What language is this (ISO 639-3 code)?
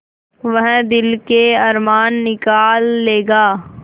hin